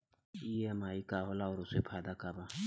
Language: Bhojpuri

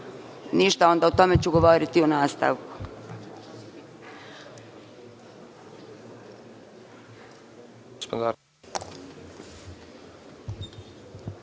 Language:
Serbian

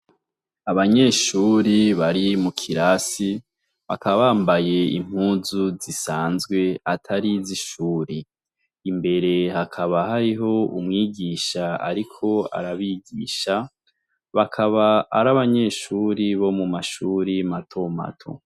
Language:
Rundi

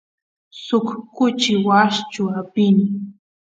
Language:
Santiago del Estero Quichua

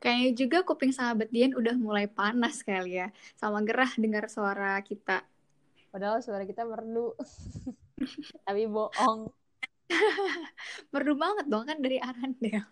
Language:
Indonesian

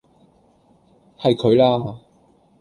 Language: Cantonese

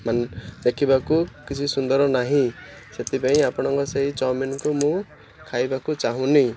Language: Odia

